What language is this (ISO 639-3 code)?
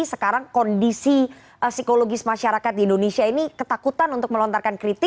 ind